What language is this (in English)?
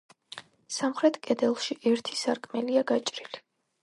Georgian